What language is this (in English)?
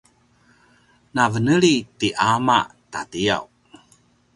Paiwan